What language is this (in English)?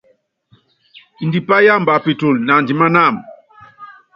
Yangben